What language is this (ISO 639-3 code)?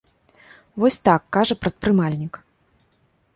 bel